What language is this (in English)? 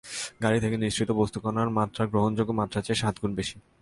Bangla